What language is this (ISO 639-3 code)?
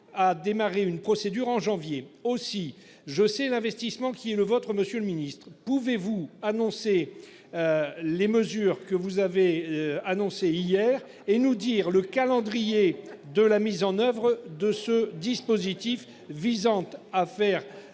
fra